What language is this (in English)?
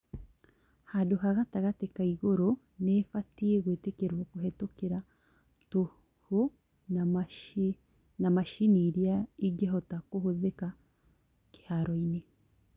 Kikuyu